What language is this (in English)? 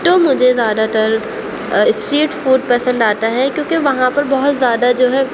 Urdu